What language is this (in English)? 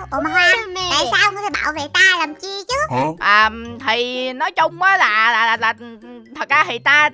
Vietnamese